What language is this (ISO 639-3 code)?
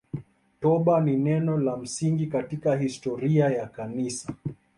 swa